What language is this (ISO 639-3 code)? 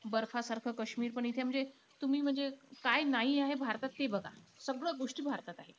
mar